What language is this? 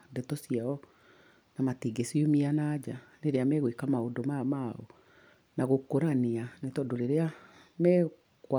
Kikuyu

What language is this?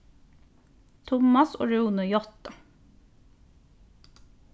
Faroese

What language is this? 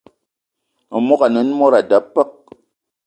Eton (Cameroon)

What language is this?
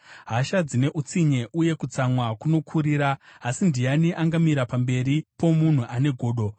Shona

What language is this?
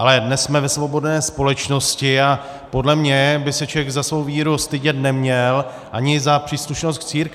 Czech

